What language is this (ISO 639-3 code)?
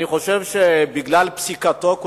heb